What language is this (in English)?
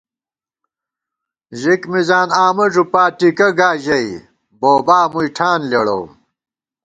Gawar-Bati